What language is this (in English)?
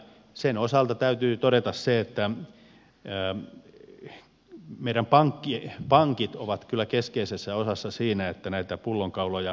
Finnish